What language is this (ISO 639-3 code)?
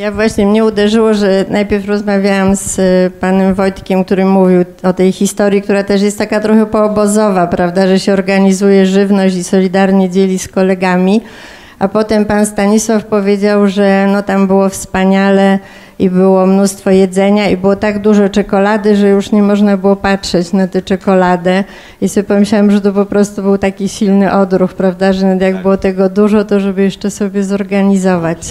pol